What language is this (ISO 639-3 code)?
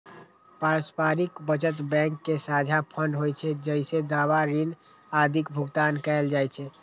mai